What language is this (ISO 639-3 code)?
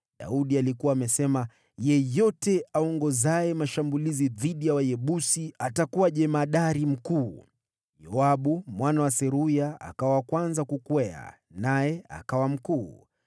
swa